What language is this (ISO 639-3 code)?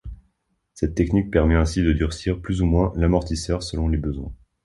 fra